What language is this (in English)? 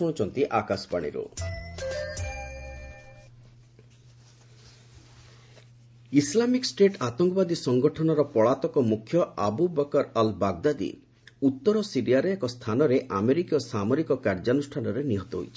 Odia